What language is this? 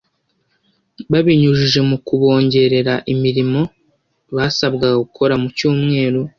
Kinyarwanda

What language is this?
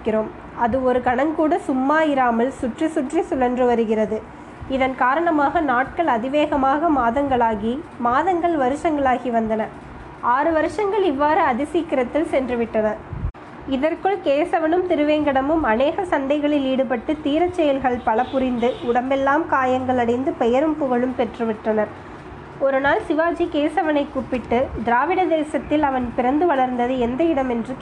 Tamil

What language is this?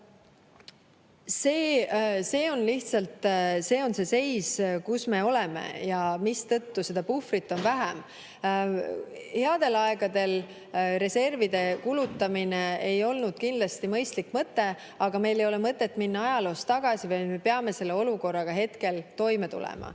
Estonian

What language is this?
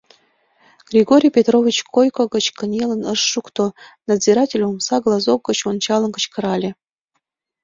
Mari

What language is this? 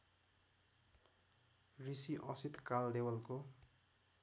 Nepali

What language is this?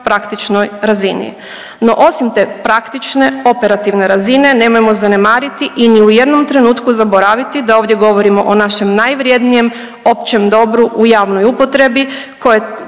Croatian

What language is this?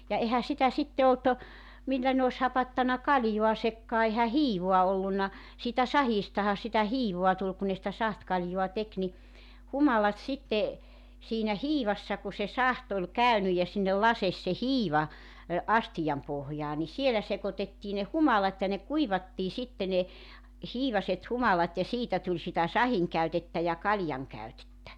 Finnish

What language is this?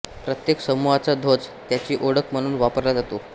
Marathi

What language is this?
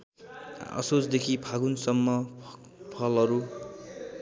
Nepali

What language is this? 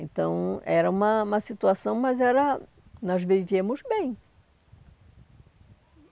Portuguese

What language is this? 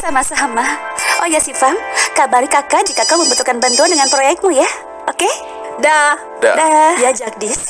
Indonesian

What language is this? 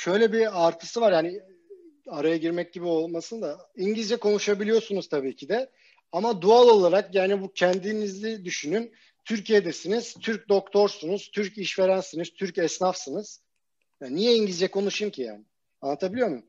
Turkish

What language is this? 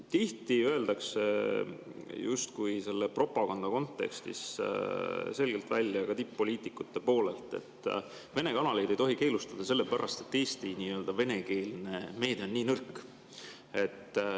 Estonian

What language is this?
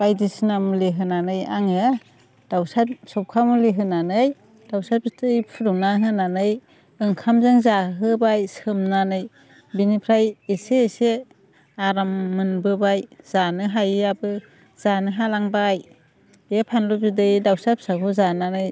Bodo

